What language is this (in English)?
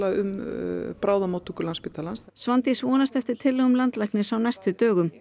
Icelandic